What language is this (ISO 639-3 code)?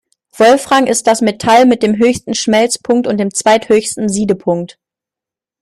deu